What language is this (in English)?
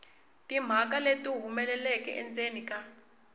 Tsonga